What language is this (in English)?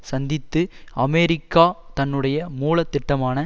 Tamil